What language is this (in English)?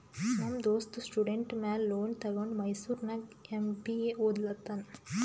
Kannada